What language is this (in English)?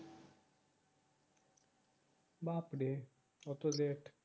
Bangla